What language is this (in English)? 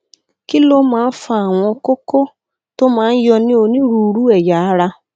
Yoruba